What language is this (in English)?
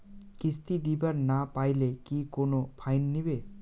Bangla